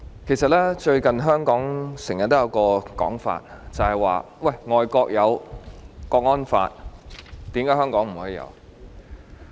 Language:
Cantonese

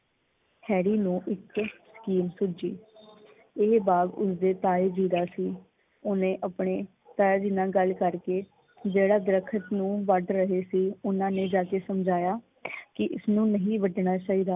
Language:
Punjabi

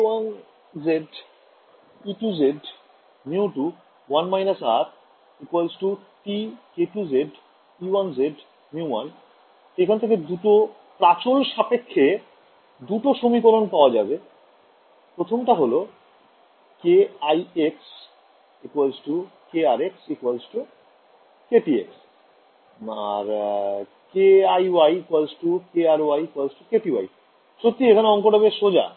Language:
Bangla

